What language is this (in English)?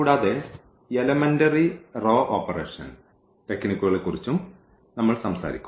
Malayalam